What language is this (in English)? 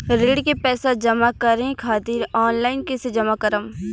Bhojpuri